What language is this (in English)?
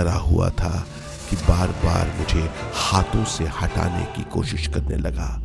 Hindi